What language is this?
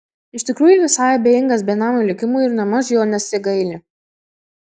Lithuanian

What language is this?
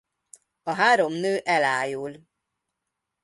Hungarian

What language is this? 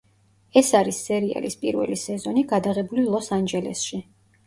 Georgian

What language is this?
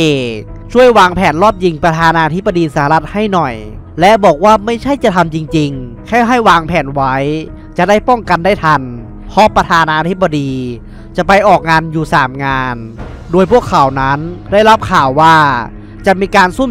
Thai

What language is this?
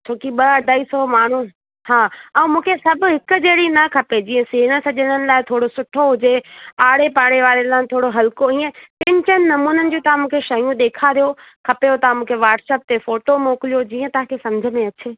Sindhi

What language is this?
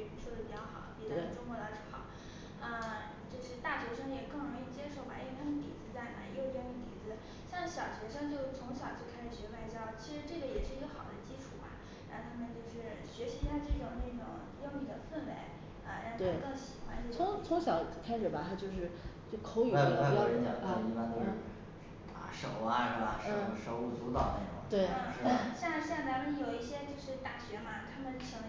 Chinese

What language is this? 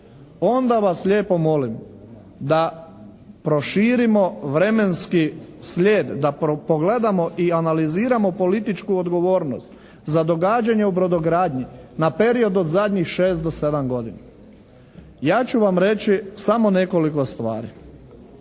Croatian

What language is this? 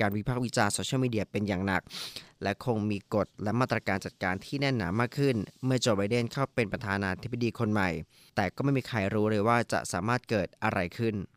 Thai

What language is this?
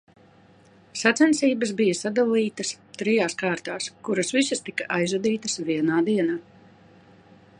Latvian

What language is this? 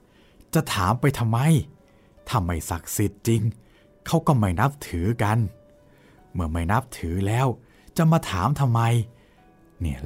Thai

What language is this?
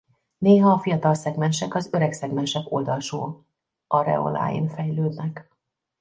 Hungarian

